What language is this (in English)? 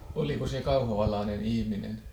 Finnish